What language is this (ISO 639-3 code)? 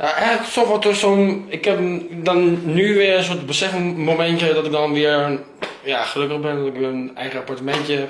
nld